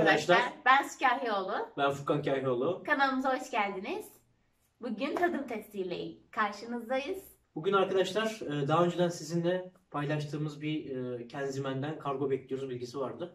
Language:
Turkish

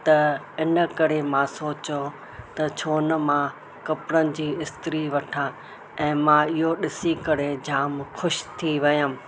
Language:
Sindhi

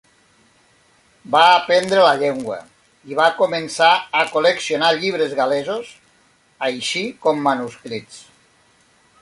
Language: Catalan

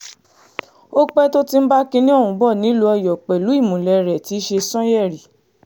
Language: Yoruba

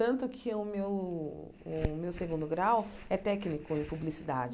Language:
Portuguese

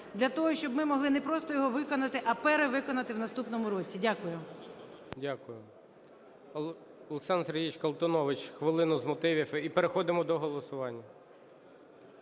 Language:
Ukrainian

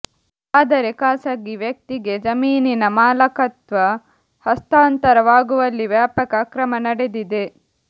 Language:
Kannada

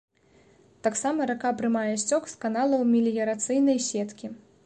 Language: Belarusian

